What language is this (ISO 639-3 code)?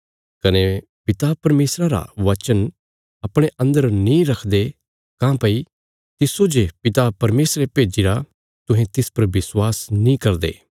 kfs